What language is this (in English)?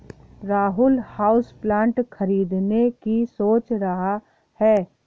Hindi